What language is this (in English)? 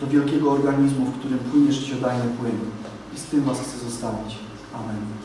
Polish